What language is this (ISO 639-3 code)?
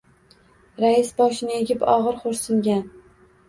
uzb